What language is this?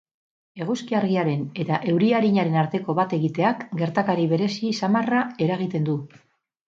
Basque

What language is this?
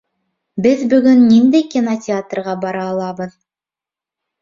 Bashkir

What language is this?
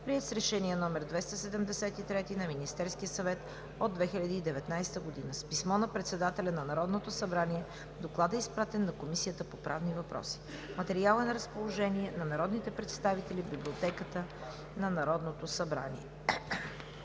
Bulgarian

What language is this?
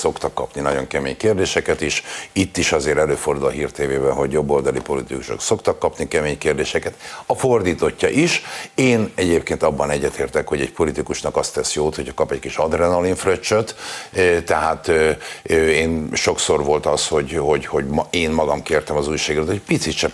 Hungarian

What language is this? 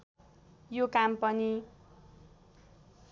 Nepali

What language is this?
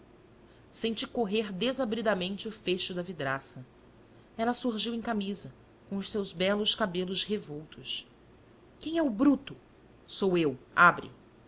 Portuguese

